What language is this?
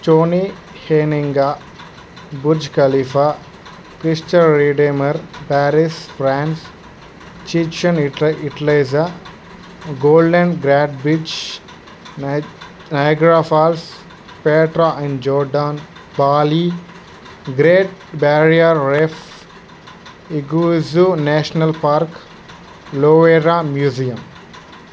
Telugu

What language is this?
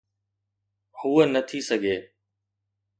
Sindhi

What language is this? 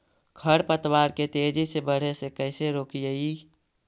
Magahi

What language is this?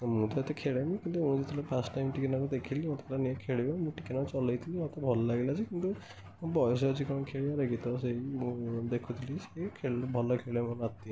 Odia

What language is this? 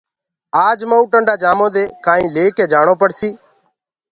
Gurgula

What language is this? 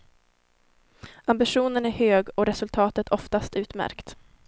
Swedish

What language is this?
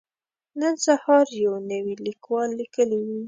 Pashto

